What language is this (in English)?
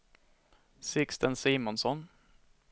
Swedish